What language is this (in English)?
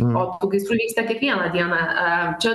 Lithuanian